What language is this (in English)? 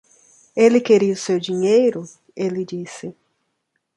Portuguese